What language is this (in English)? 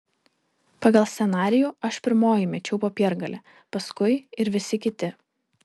Lithuanian